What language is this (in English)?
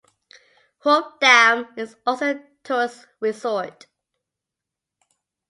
English